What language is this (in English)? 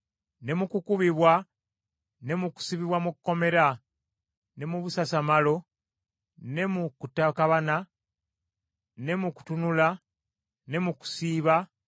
Ganda